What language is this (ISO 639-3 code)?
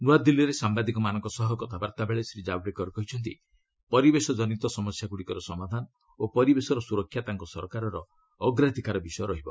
ori